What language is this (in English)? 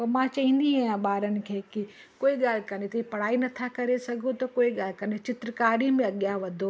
Sindhi